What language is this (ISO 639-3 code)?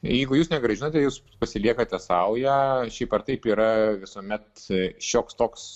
lit